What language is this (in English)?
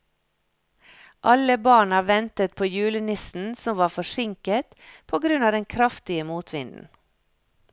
Norwegian